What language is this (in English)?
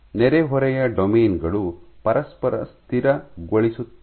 Kannada